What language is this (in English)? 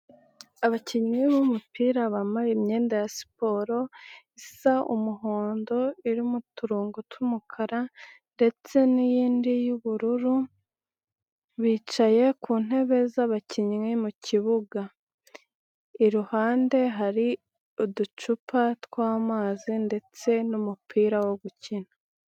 Kinyarwanda